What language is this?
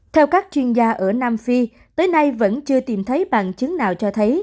Vietnamese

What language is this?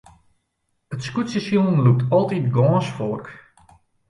Western Frisian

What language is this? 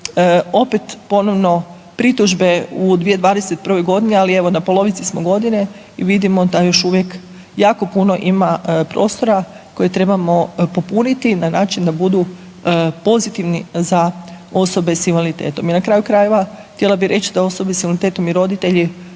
Croatian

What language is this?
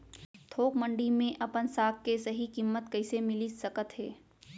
Chhattisgarhi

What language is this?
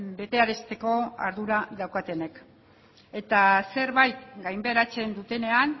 Basque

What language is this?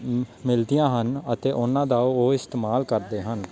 Punjabi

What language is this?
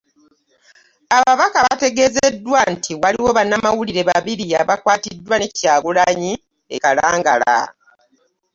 Ganda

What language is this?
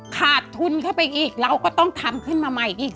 Thai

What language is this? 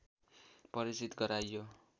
Nepali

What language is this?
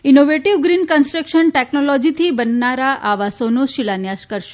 Gujarati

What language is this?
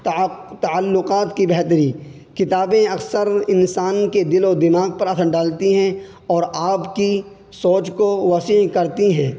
Urdu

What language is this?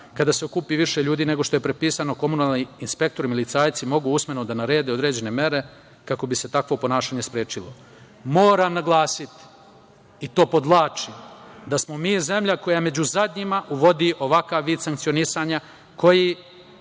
Serbian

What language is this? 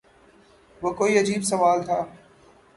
Urdu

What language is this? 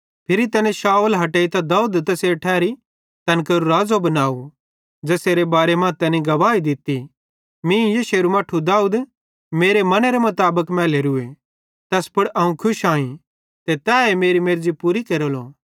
Bhadrawahi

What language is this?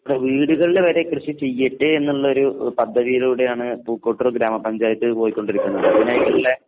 Malayalam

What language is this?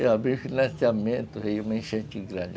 Portuguese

